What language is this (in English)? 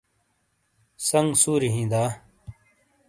Shina